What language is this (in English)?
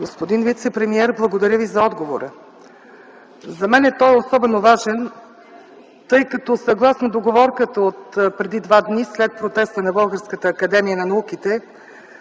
Bulgarian